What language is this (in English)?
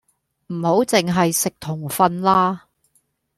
Cantonese